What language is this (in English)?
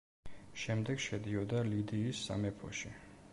Georgian